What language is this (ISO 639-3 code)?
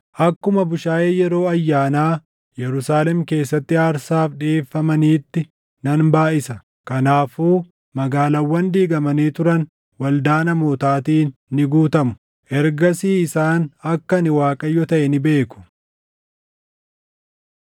orm